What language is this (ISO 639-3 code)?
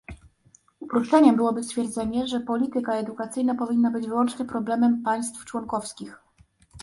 pol